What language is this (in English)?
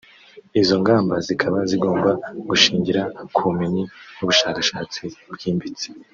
Kinyarwanda